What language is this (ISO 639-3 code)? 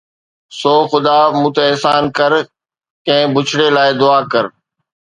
snd